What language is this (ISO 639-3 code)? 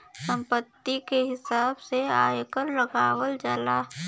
bho